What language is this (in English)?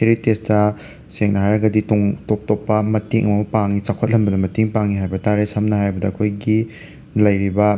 Manipuri